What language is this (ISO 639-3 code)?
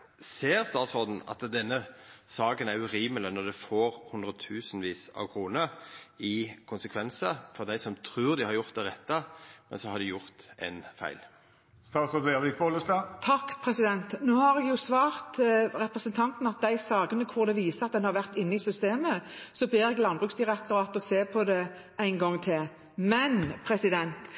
nor